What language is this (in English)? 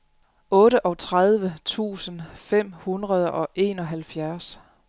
Danish